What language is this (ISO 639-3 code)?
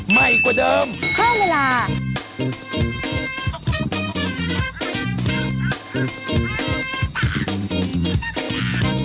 tha